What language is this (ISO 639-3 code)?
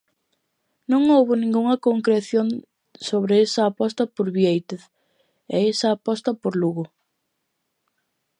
glg